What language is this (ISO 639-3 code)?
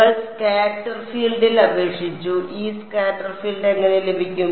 mal